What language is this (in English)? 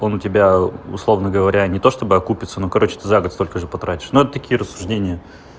Russian